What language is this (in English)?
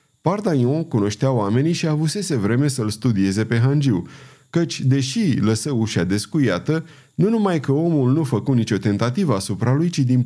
Romanian